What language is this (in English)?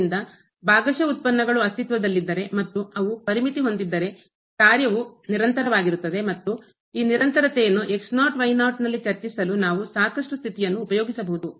Kannada